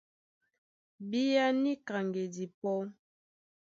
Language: Duala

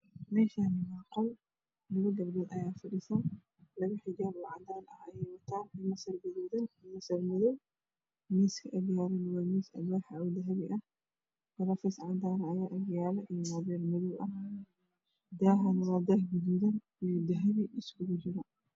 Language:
Somali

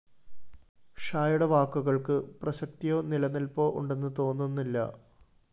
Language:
Malayalam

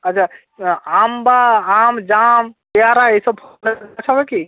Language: Bangla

